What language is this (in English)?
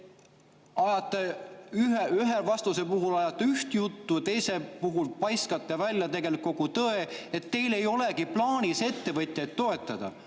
Estonian